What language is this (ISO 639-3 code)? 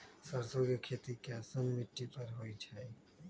mag